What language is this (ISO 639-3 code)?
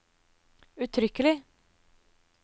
nor